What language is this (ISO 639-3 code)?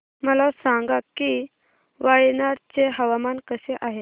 mar